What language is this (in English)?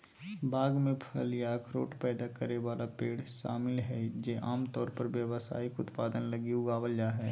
Magahi